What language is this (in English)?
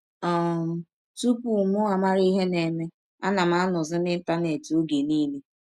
Igbo